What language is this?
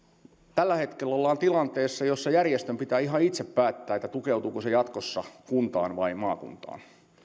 Finnish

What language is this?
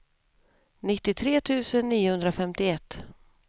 Swedish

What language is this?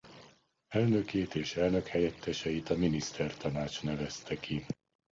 Hungarian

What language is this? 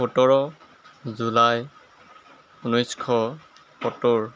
Assamese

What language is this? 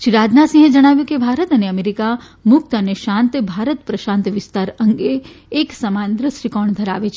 Gujarati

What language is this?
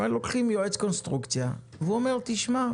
Hebrew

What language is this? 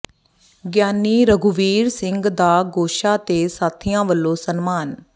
Punjabi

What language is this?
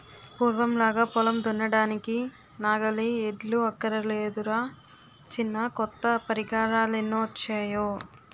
Telugu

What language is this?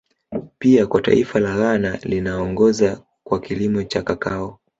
Swahili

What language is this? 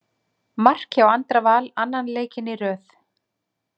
Icelandic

